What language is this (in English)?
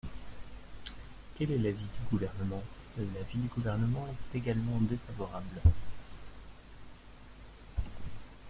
French